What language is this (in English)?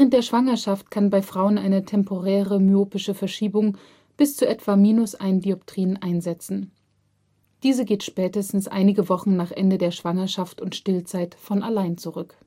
German